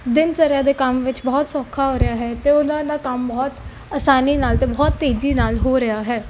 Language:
Punjabi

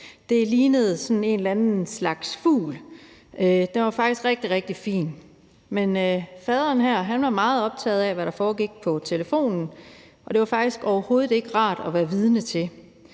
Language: Danish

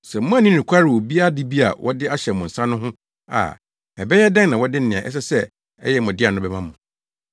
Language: Akan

